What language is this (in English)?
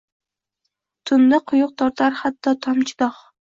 Uzbek